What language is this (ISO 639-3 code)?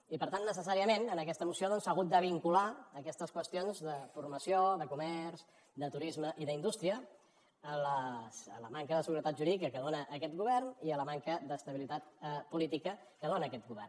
cat